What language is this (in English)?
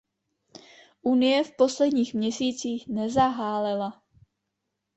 Czech